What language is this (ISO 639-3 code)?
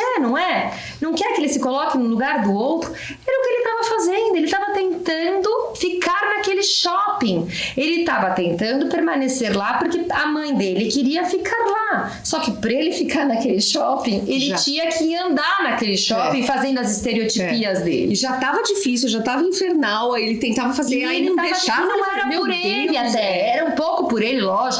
por